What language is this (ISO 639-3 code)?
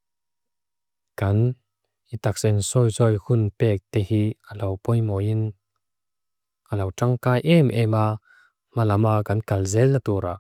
lus